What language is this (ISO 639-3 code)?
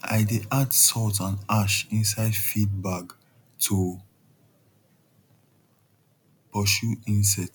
pcm